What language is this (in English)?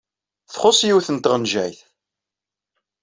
Kabyle